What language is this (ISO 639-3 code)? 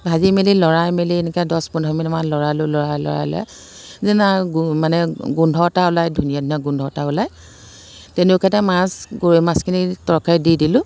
asm